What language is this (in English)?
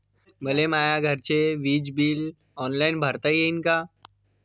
Marathi